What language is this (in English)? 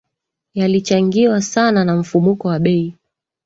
Swahili